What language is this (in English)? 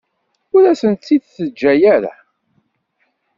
Kabyle